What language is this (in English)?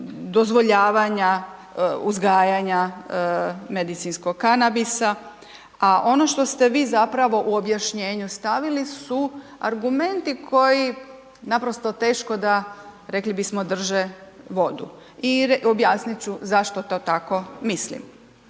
Croatian